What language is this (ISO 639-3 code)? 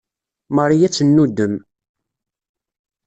kab